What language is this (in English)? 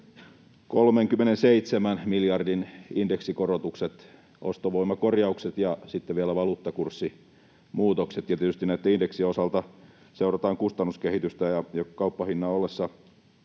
Finnish